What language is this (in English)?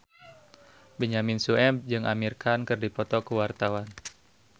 Sundanese